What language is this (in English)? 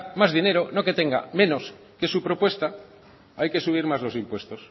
Spanish